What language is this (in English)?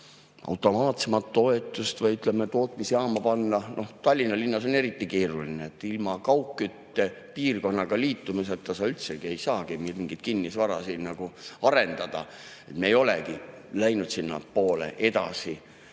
Estonian